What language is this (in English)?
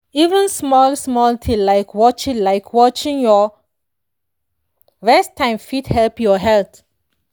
Nigerian Pidgin